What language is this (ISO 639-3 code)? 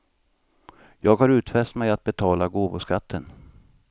swe